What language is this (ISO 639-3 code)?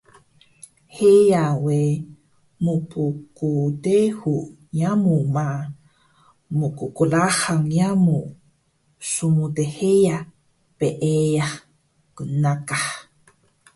trv